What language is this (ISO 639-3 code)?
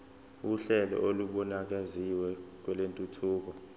zul